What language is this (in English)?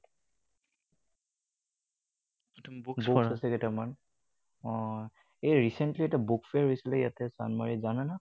Assamese